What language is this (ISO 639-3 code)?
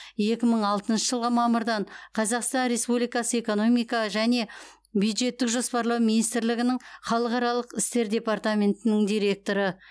kaz